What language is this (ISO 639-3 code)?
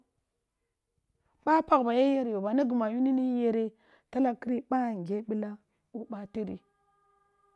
bbu